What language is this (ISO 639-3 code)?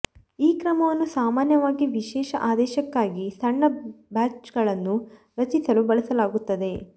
kan